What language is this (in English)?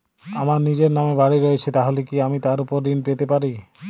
Bangla